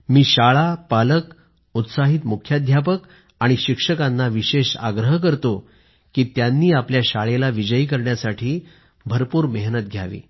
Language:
Marathi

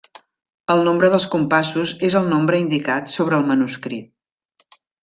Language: Catalan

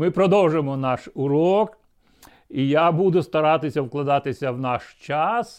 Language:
Ukrainian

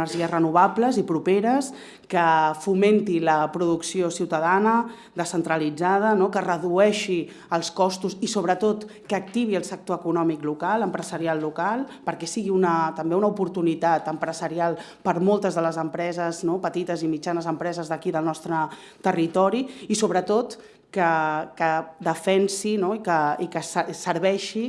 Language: Spanish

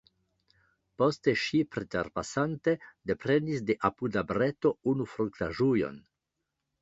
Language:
Esperanto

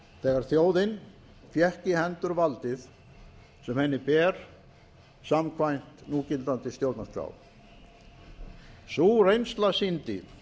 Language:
Icelandic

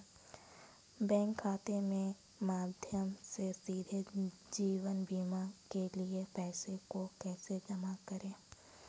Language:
Hindi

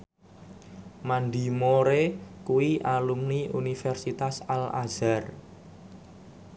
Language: Javanese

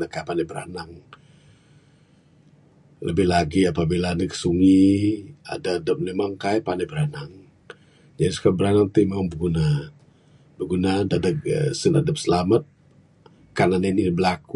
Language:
Bukar-Sadung Bidayuh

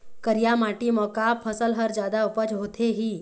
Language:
Chhattisgarhi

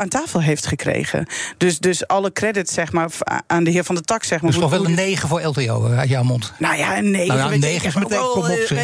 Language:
Dutch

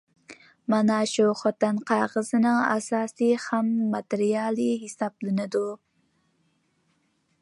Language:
Uyghur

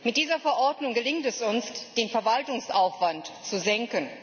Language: German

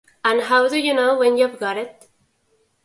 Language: Spanish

